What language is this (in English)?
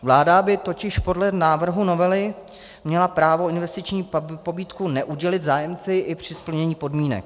Czech